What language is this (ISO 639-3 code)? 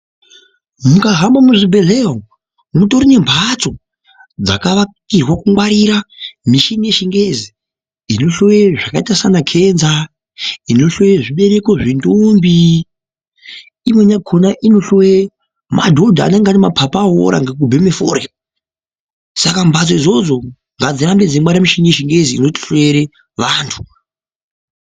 ndc